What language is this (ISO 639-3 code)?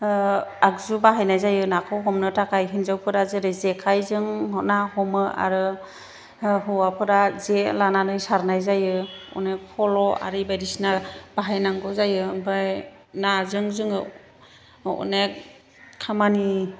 brx